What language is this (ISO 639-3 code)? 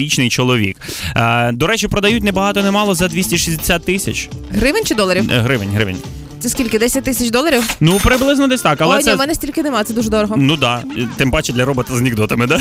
ukr